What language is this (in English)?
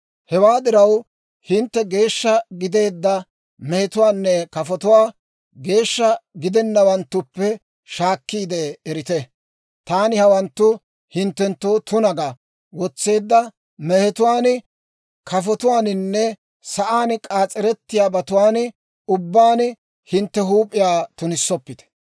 Dawro